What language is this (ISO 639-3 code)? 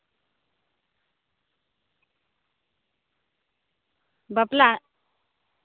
sat